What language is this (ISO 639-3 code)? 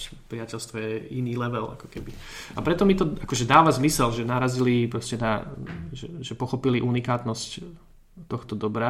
slk